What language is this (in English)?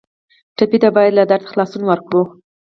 Pashto